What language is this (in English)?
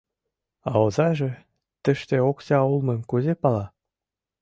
Mari